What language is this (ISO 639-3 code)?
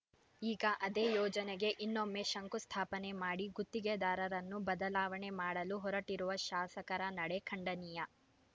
kan